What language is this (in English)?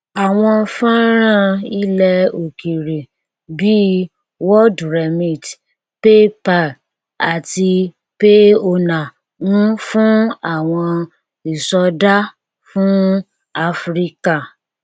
Yoruba